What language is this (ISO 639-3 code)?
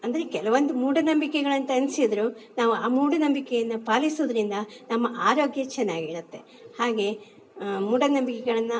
kan